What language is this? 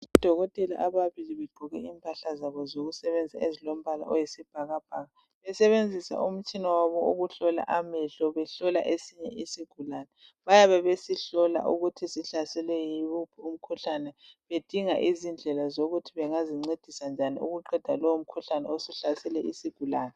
North Ndebele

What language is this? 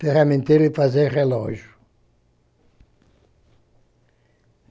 Portuguese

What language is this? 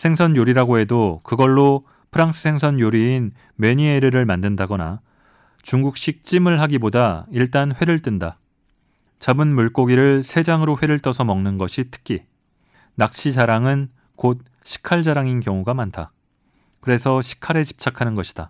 Korean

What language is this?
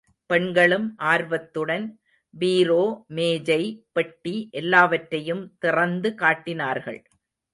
Tamil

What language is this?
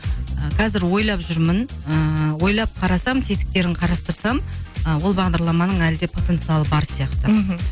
Kazakh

